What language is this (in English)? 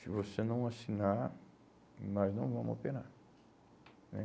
Portuguese